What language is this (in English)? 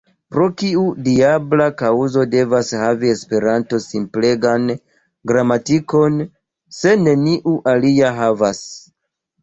Esperanto